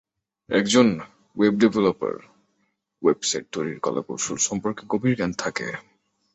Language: Bangla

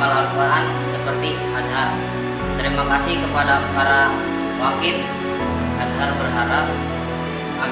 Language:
Indonesian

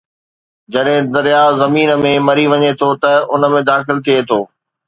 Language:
Sindhi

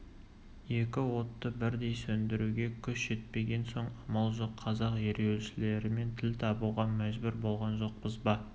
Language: Kazakh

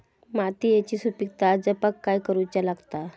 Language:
Marathi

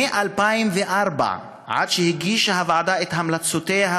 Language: Hebrew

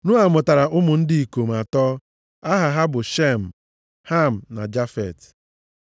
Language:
Igbo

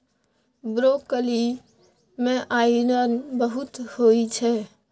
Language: Maithili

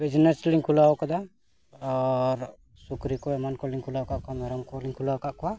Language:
Santali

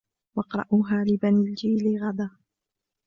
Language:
Arabic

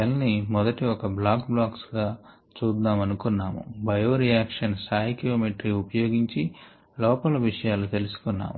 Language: Telugu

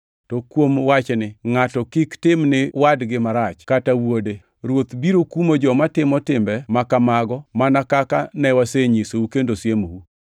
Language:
Luo (Kenya and Tanzania)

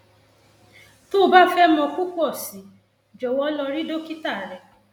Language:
Yoruba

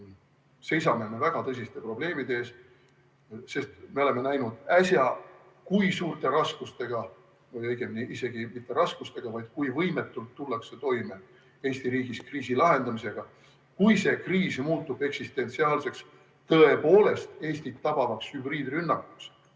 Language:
Estonian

